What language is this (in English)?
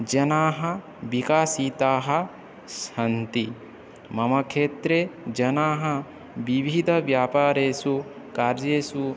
Sanskrit